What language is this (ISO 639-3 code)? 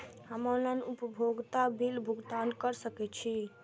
mai